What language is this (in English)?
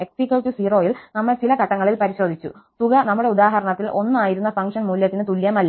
Malayalam